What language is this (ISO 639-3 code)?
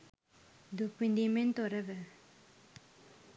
sin